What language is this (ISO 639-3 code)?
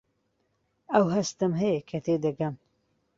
ckb